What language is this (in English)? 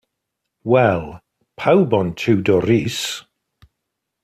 Welsh